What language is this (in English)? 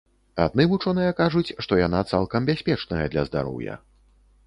Belarusian